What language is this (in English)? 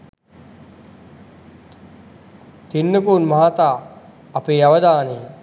Sinhala